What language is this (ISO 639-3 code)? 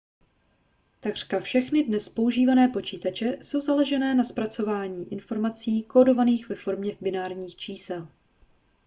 ces